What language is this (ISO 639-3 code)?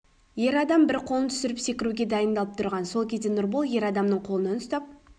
kaz